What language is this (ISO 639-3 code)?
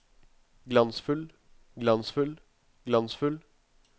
nor